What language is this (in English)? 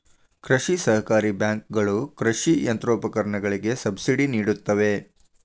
Kannada